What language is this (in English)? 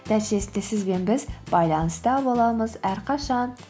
Kazakh